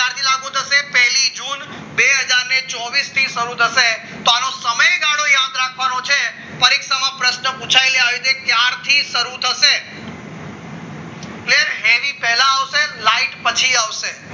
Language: Gujarati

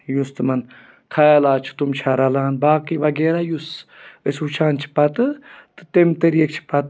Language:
Kashmiri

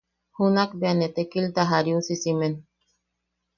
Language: Yaqui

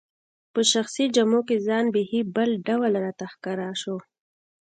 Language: Pashto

